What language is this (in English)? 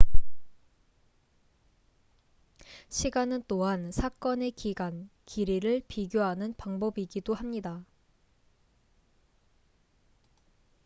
Korean